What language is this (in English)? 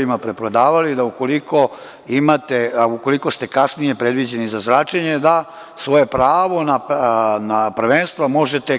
Serbian